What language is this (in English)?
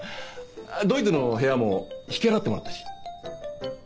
Japanese